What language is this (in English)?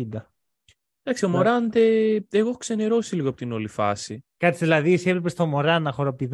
Greek